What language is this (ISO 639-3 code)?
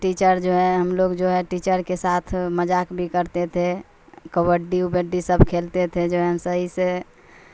urd